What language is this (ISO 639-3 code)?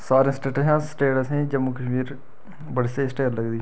doi